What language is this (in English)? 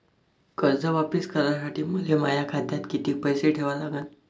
Marathi